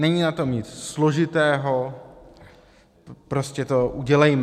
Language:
Czech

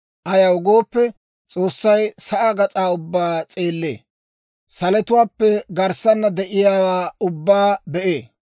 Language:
Dawro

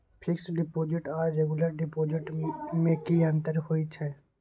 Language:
Maithili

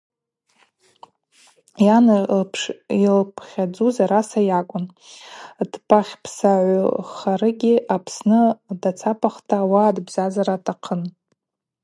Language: Abaza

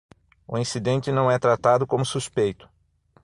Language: Portuguese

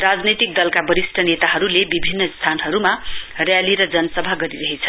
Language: Nepali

